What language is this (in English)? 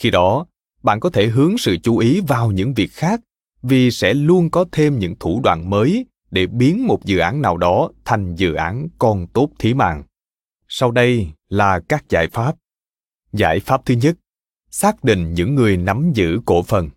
Vietnamese